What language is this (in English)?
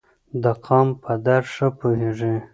Pashto